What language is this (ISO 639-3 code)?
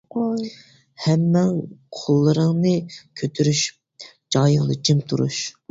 uig